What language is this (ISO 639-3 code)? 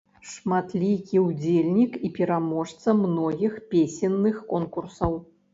bel